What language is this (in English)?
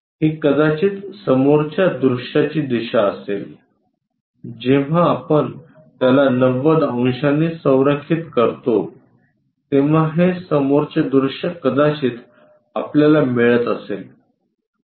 Marathi